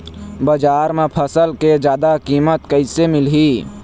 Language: Chhattisgarhi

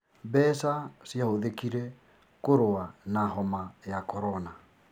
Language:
Kikuyu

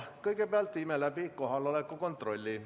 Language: Estonian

